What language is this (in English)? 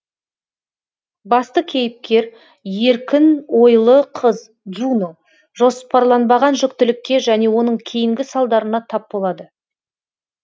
Kazakh